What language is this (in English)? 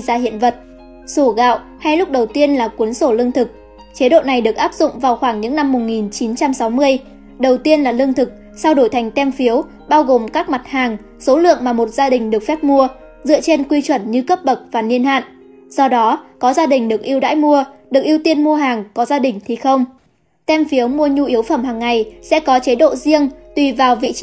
Vietnamese